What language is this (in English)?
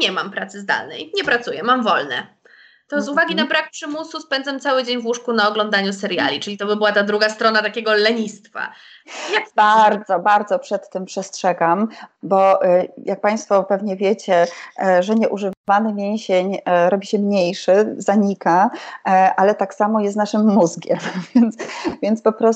Polish